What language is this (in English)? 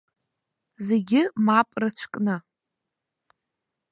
Abkhazian